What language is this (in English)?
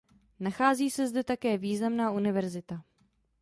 Czech